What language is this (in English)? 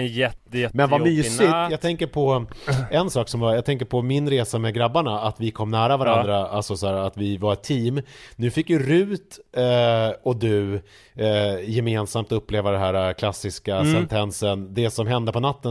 Swedish